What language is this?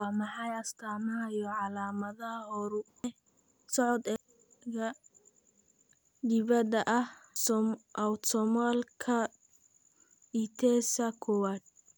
Somali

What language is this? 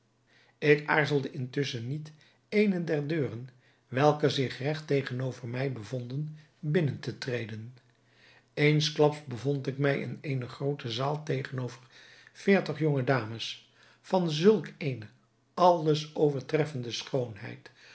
Dutch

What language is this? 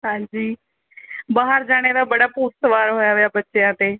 Punjabi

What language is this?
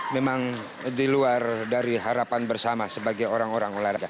Indonesian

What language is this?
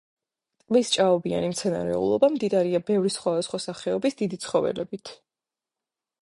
Georgian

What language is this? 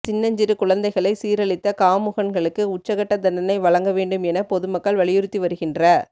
Tamil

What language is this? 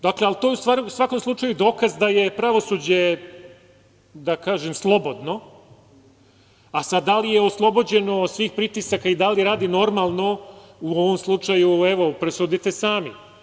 Serbian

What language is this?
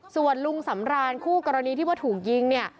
Thai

